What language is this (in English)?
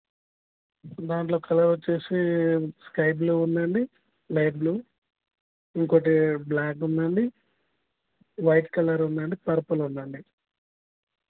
Telugu